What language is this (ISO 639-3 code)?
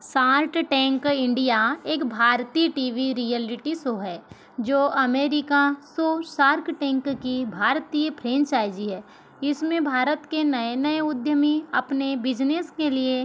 hin